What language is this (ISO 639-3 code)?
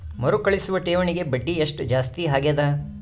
kan